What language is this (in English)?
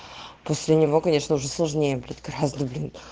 Russian